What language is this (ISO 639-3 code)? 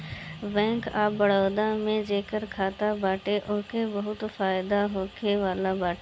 bho